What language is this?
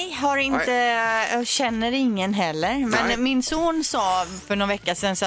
Swedish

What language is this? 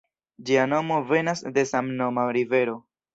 Esperanto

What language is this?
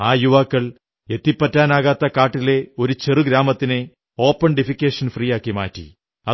Malayalam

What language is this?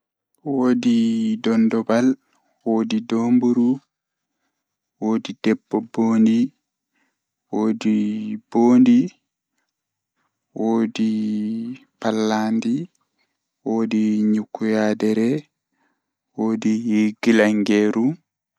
Fula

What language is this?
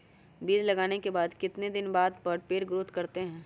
Magahi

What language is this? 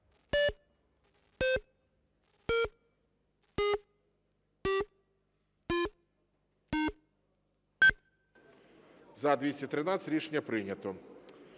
Ukrainian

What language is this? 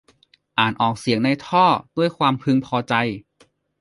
Thai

